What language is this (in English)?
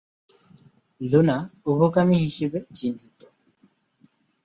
Bangla